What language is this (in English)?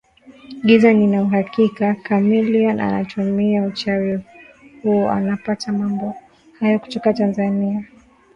Swahili